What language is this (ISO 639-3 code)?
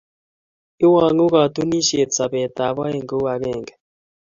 kln